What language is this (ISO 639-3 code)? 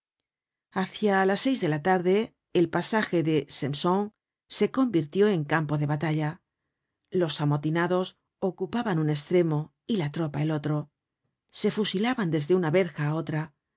spa